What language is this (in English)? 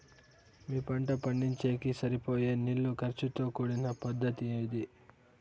Telugu